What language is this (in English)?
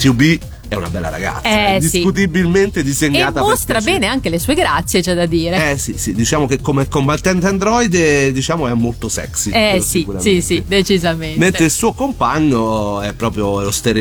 Italian